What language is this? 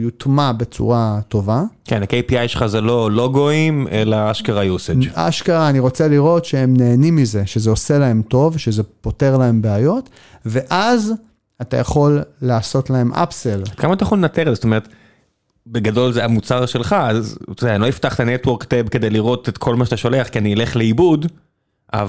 Hebrew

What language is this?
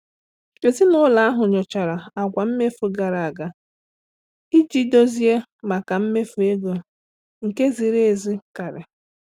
Igbo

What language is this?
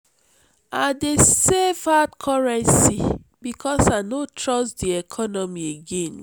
Nigerian Pidgin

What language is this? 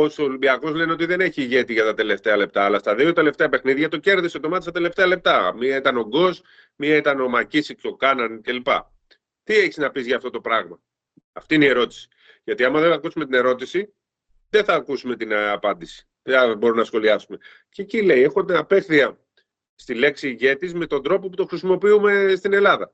Greek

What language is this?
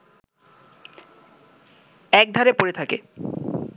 Bangla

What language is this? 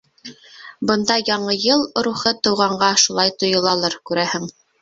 Bashkir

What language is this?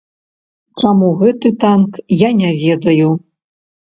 Belarusian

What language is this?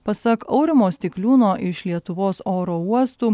Lithuanian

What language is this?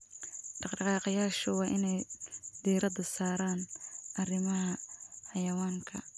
Somali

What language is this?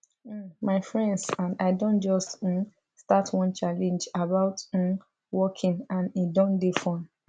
Nigerian Pidgin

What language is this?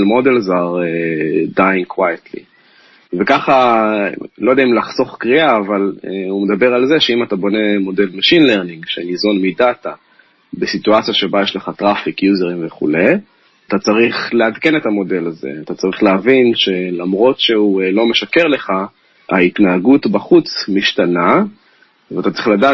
Hebrew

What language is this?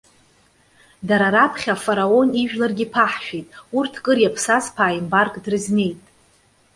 Abkhazian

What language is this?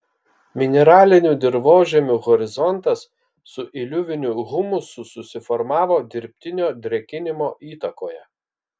Lithuanian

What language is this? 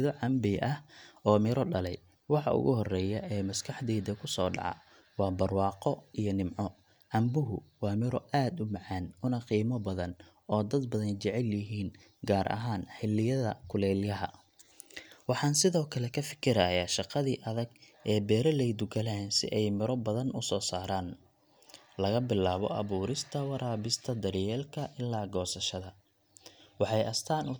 Somali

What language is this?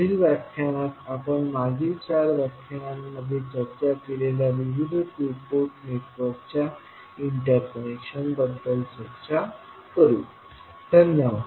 Marathi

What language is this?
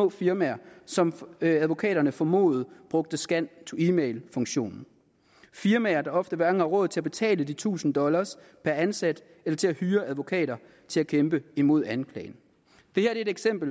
Danish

